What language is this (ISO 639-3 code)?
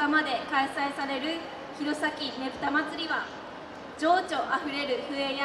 jpn